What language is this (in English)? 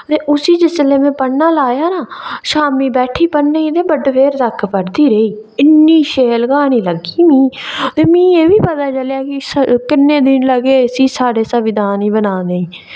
Dogri